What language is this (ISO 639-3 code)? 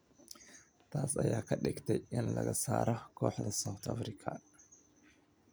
som